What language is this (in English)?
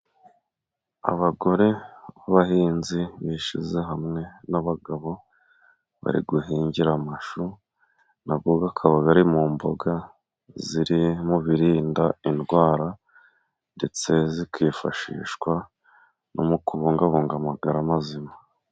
Kinyarwanda